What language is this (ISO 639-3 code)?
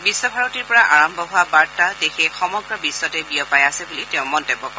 asm